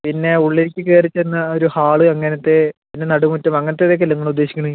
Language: Malayalam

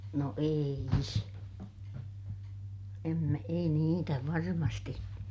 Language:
Finnish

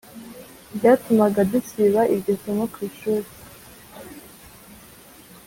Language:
Kinyarwanda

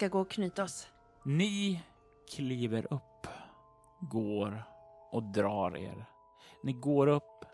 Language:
Swedish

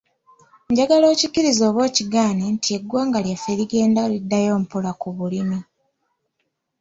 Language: Ganda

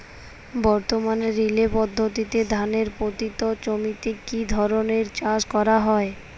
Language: Bangla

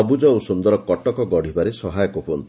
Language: Odia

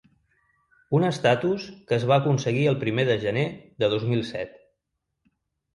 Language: Catalan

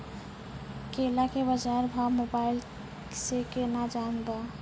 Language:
Maithili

